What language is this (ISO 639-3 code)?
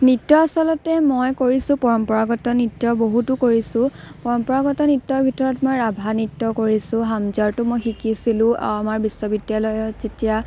asm